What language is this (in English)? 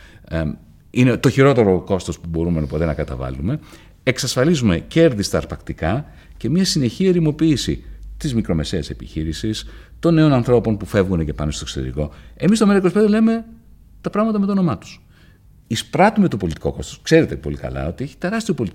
Greek